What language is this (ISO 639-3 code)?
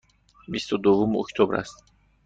fas